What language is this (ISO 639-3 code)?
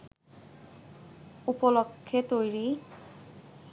ben